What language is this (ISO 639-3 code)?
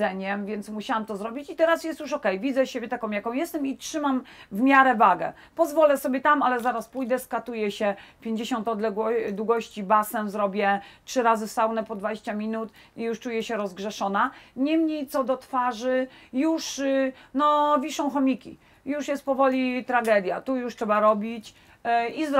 pol